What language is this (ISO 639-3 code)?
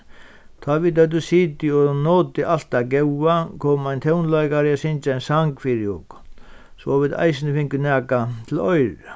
fao